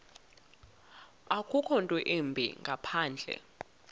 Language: Xhosa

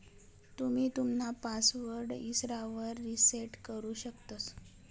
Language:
Marathi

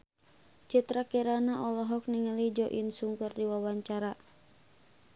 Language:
Sundanese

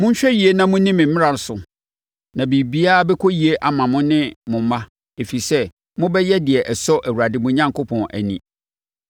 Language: Akan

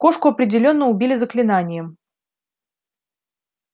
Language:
Russian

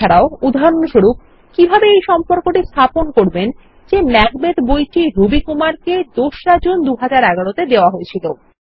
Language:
Bangla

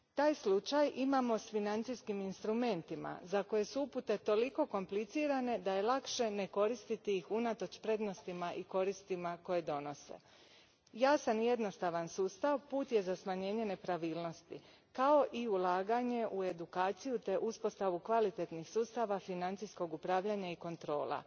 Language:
Croatian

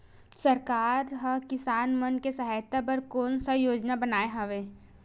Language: Chhattisgarhi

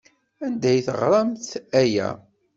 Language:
Kabyle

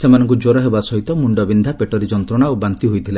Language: Odia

